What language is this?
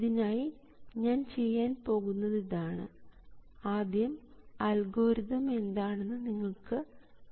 Malayalam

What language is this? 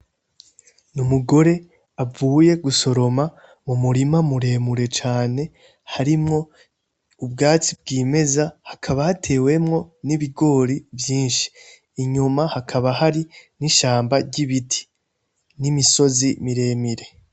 Rundi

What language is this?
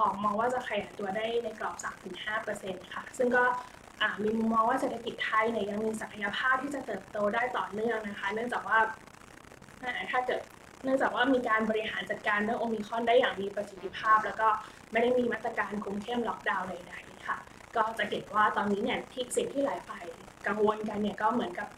Thai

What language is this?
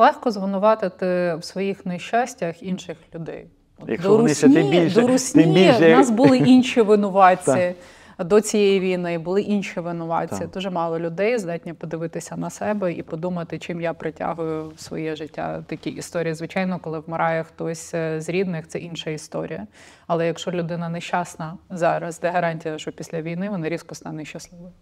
Ukrainian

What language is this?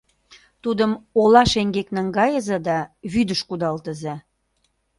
Mari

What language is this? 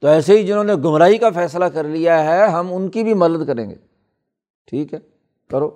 Urdu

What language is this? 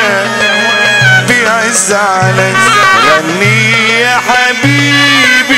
Arabic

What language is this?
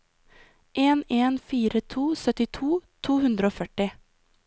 Norwegian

